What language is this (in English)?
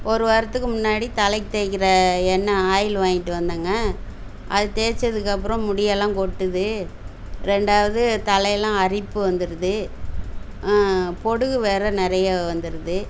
Tamil